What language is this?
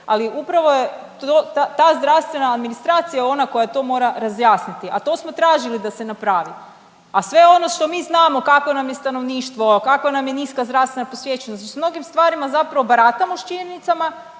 Croatian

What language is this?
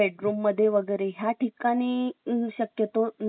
Marathi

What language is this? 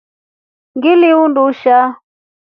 Rombo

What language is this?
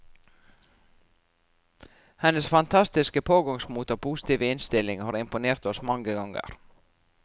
Norwegian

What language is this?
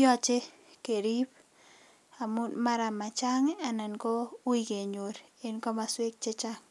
Kalenjin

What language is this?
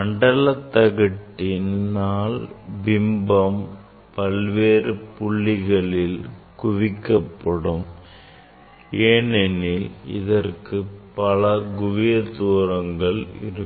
Tamil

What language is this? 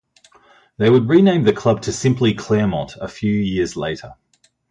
English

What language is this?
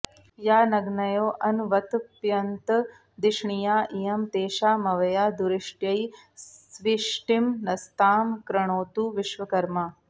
Sanskrit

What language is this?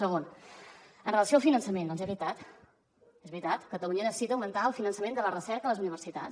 Catalan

